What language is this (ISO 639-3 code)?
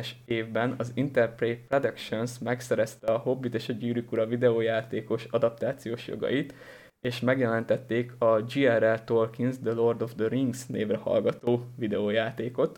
hun